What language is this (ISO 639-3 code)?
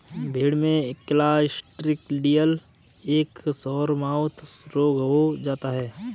hin